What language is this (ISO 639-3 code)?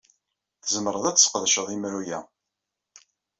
kab